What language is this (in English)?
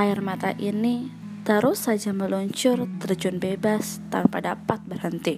Indonesian